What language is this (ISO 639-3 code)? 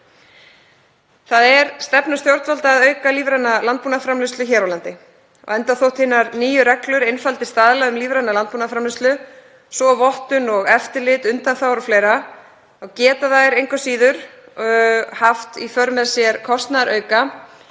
isl